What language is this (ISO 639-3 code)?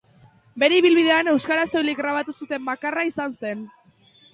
eus